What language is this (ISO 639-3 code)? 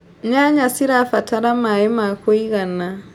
kik